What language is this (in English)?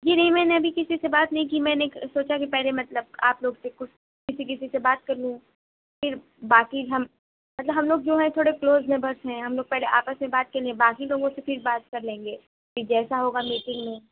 Urdu